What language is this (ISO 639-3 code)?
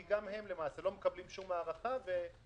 heb